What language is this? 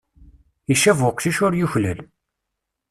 Kabyle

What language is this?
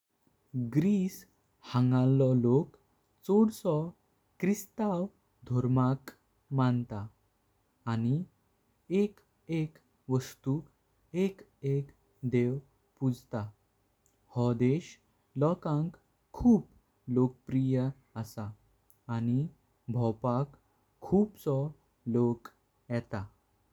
Konkani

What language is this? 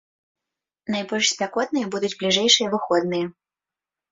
Belarusian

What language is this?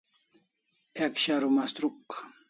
Kalasha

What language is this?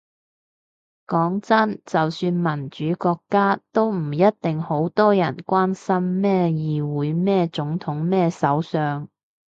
Cantonese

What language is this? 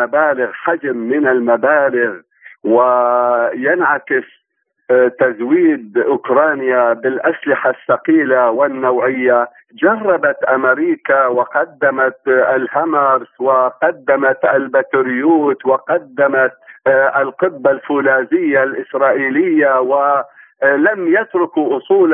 Arabic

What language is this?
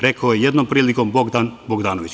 Serbian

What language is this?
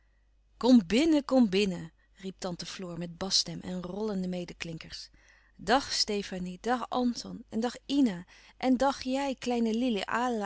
Dutch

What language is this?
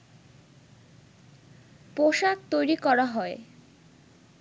Bangla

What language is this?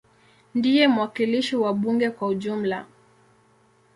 Swahili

